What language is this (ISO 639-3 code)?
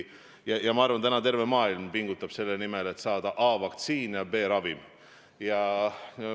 est